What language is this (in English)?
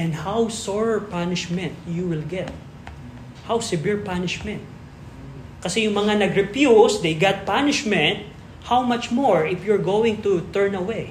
Filipino